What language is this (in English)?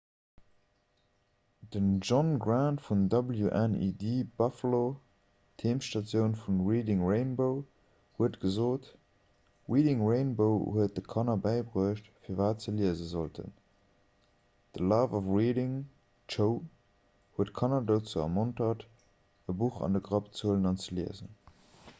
Luxembourgish